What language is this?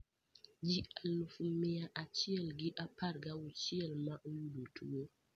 Luo (Kenya and Tanzania)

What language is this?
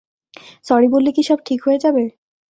Bangla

